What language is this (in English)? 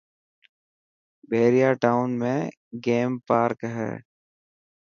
Dhatki